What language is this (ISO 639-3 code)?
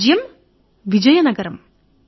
tel